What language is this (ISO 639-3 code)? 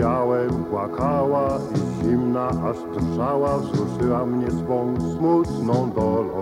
pol